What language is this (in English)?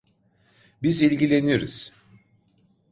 Turkish